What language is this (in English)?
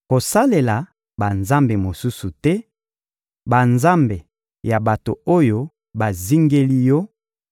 Lingala